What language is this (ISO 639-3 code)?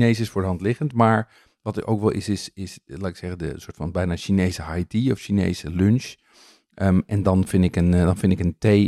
nld